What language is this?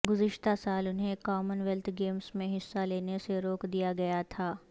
Urdu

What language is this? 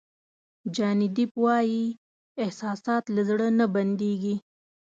Pashto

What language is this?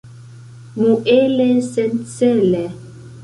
Esperanto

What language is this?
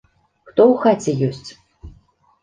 Belarusian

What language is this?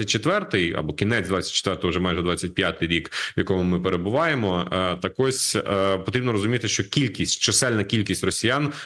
Ukrainian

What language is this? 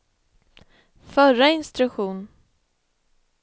Swedish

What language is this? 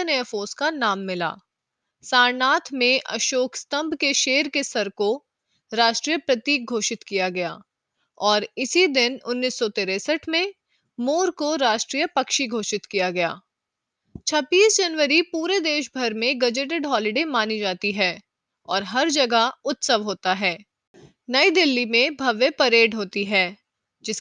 Hindi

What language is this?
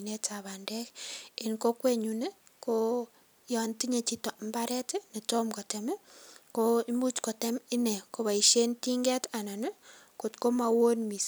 Kalenjin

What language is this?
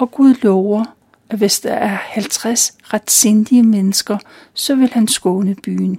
Danish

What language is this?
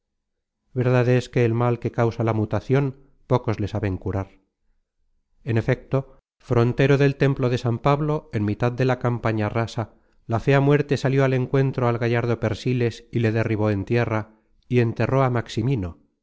Spanish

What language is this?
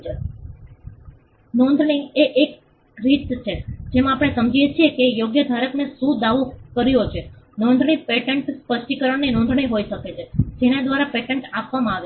Gujarati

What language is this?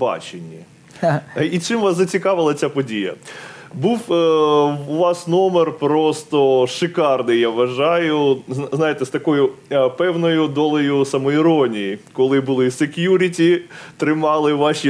Ukrainian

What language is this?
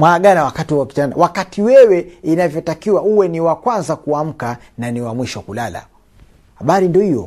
Swahili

